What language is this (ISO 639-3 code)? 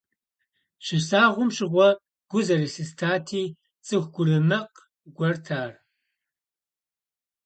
kbd